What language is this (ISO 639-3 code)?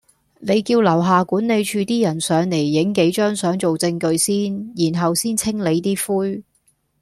yue